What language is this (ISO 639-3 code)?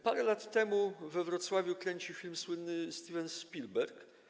pol